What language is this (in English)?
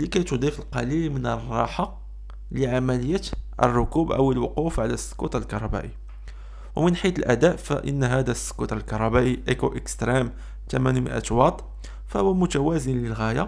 Arabic